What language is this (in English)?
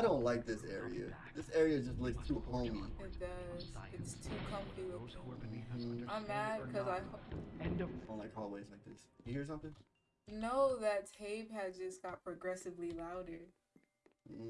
English